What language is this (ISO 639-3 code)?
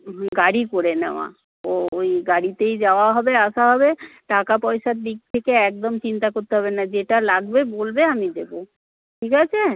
ben